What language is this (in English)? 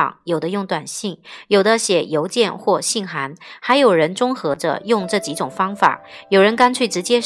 Chinese